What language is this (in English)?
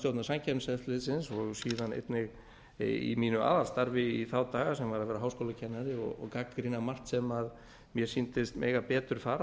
Icelandic